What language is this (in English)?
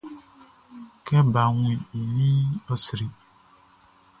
Baoulé